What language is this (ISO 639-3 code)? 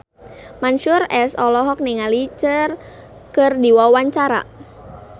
sun